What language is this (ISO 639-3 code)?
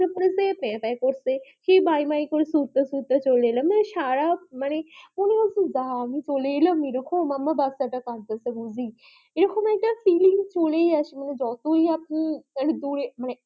ben